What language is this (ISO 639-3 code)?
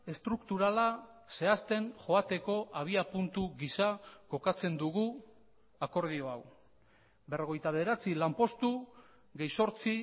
eus